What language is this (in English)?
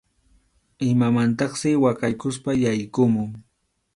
Arequipa-La Unión Quechua